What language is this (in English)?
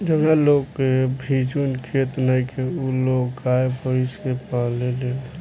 Bhojpuri